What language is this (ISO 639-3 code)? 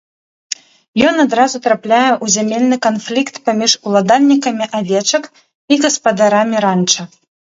bel